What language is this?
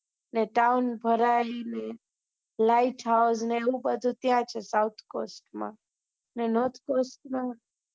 Gujarati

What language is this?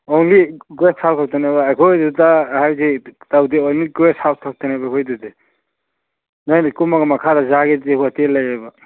Manipuri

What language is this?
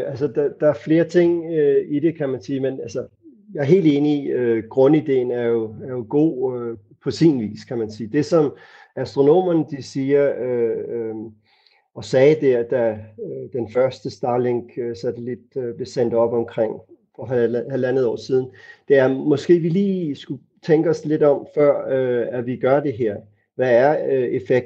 Danish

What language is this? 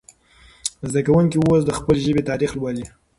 Pashto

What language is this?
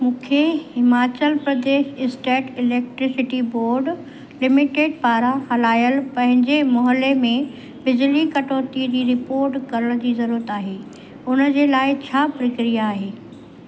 Sindhi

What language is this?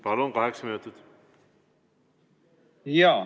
Estonian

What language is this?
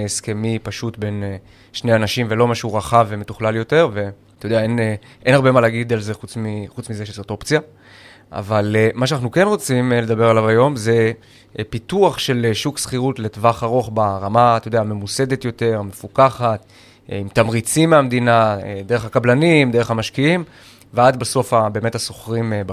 Hebrew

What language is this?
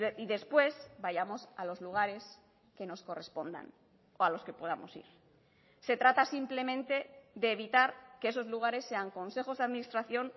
Spanish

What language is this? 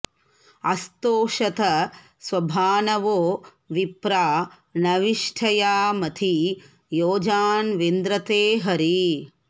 Sanskrit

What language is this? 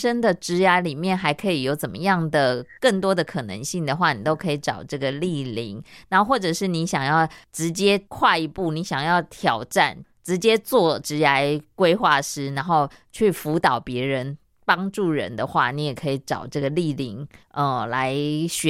Chinese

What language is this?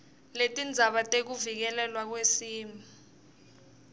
Swati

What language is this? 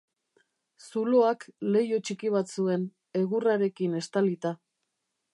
Basque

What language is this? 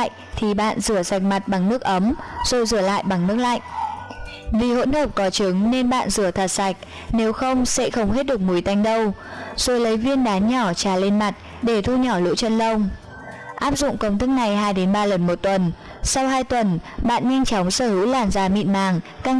Vietnamese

